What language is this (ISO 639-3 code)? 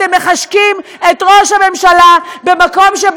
heb